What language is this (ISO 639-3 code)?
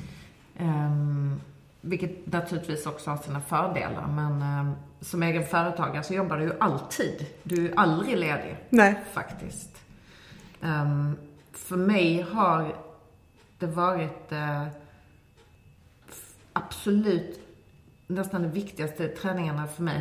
swe